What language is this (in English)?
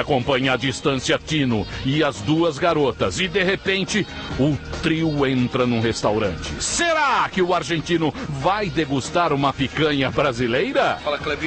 Portuguese